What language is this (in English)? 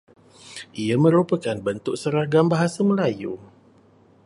Malay